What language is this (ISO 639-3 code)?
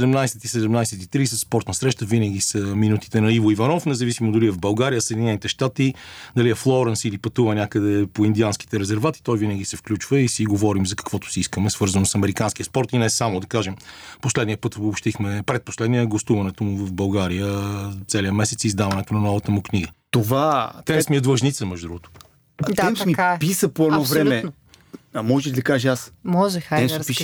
bul